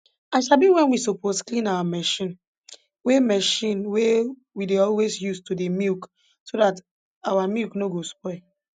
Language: Nigerian Pidgin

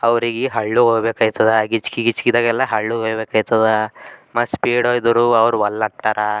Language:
Kannada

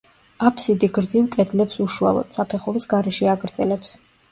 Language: Georgian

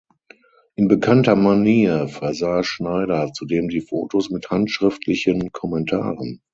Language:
German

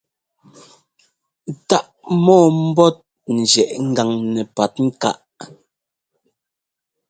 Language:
Ngomba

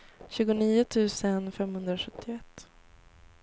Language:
Swedish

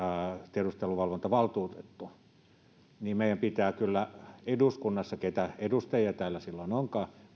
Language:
Finnish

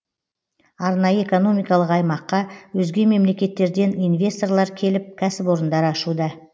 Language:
Kazakh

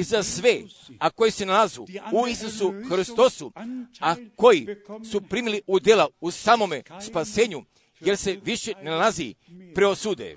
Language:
Croatian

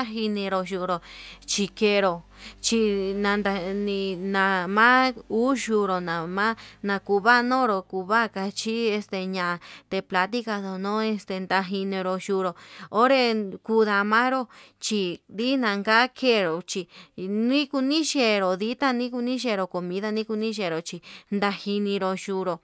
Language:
Yutanduchi Mixtec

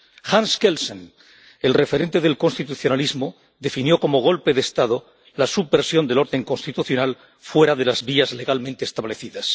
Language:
Spanish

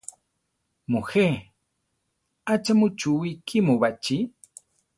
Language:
Central Tarahumara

